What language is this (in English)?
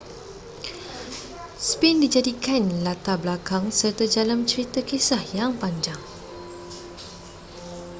Malay